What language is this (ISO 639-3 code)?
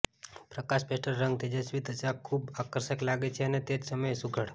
guj